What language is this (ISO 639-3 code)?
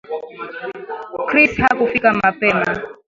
swa